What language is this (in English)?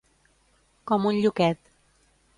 Catalan